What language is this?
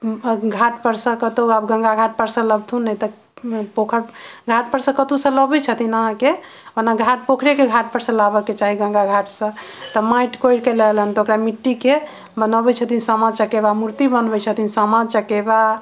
Maithili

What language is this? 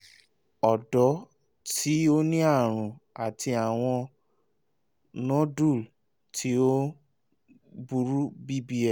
Yoruba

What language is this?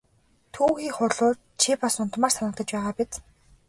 Mongolian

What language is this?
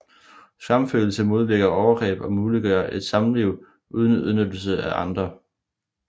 Danish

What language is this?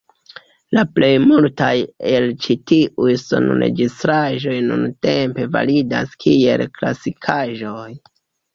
Esperanto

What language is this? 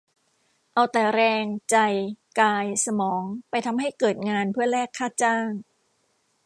Thai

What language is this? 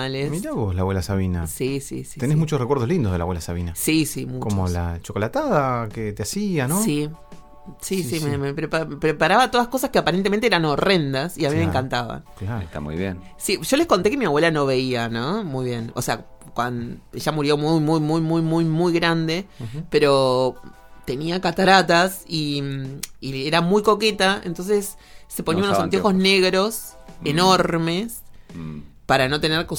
Spanish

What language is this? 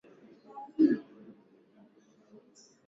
Swahili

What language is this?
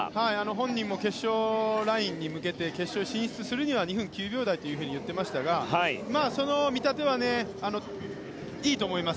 Japanese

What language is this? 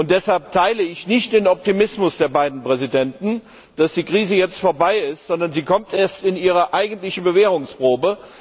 German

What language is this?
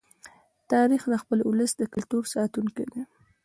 Pashto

